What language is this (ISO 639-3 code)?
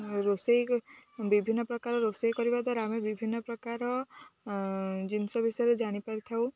ori